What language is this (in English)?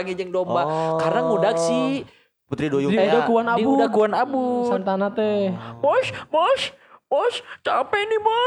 Indonesian